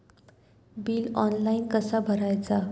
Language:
Marathi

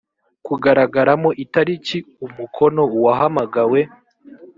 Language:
Kinyarwanda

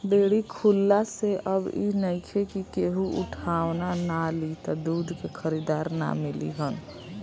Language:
Bhojpuri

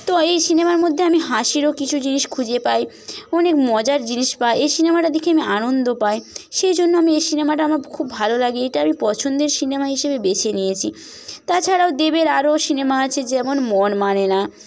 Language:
Bangla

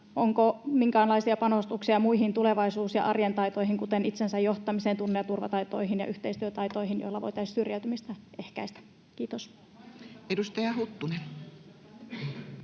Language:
Finnish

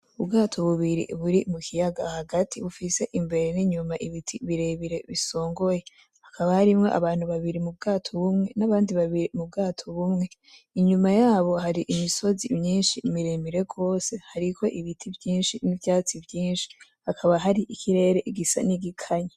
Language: Rundi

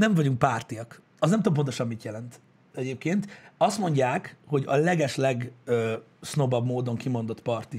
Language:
Hungarian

